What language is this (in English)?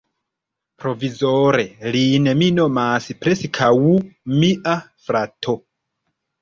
Esperanto